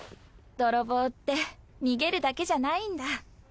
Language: Japanese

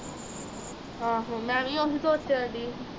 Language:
Punjabi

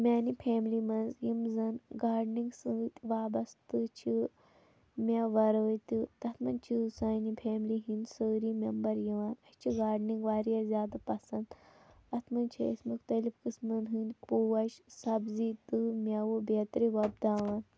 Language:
Kashmiri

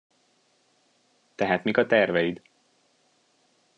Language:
Hungarian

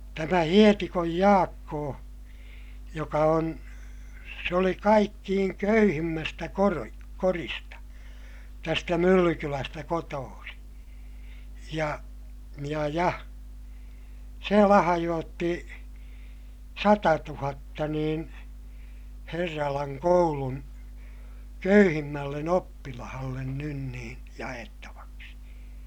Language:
Finnish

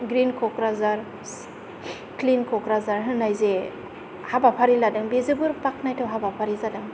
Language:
Bodo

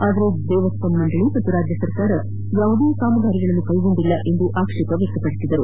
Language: Kannada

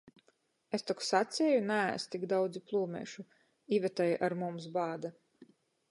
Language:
Latgalian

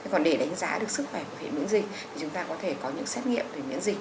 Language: Vietnamese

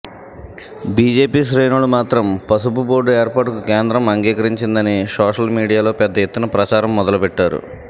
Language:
Telugu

